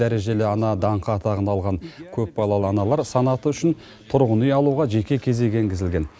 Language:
Kazakh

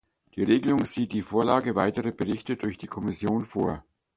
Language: German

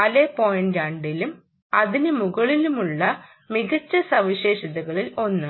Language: Malayalam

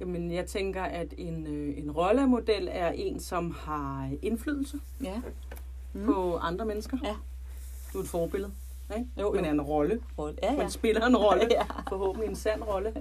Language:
Danish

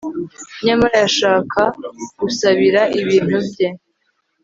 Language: Kinyarwanda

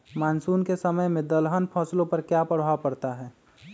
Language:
Magahi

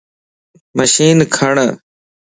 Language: Lasi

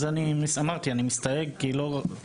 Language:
Hebrew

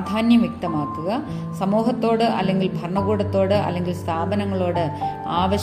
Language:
Malayalam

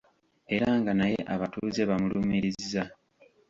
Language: Ganda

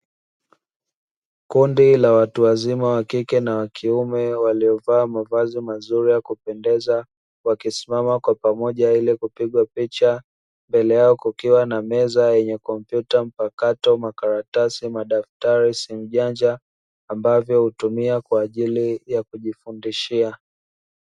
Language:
Swahili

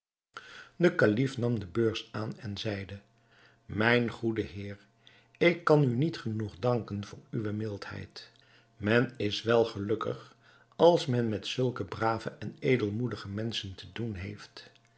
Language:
Dutch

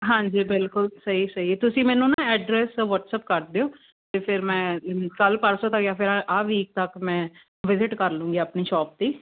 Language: Punjabi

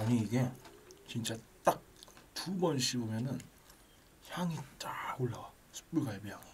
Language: Korean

